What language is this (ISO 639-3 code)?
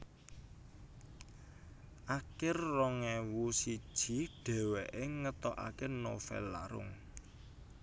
jav